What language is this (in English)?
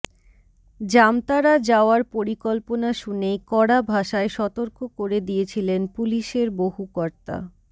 Bangla